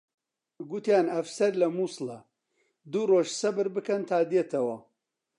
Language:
Central Kurdish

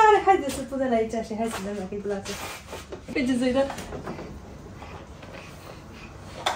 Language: Romanian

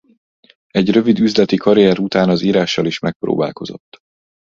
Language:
Hungarian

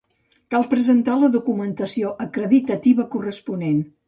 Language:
Catalan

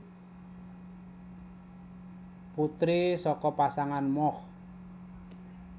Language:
Javanese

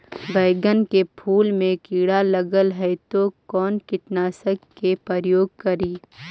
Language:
Magahi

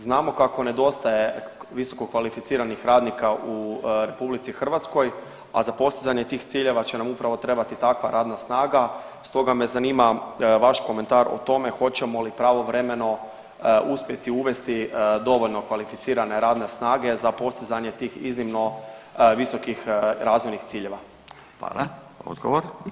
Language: Croatian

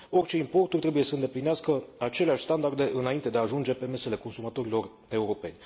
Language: Romanian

